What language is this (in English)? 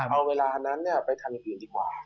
Thai